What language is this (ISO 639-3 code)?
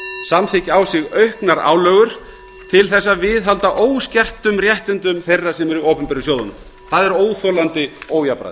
isl